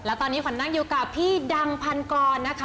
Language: Thai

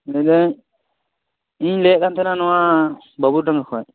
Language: Santali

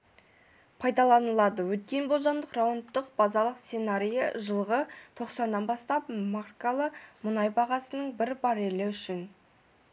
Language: Kazakh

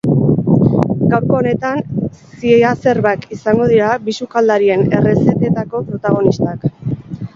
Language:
Basque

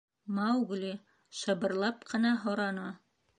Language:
Bashkir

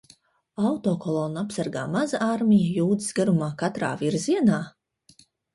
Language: Latvian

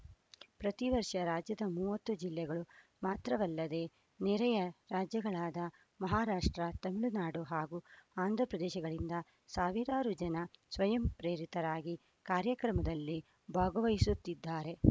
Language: Kannada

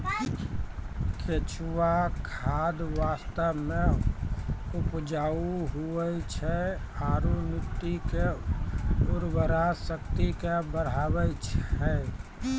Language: Maithili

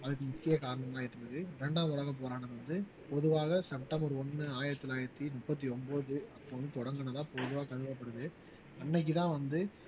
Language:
Tamil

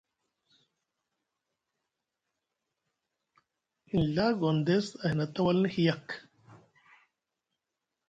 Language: Musgu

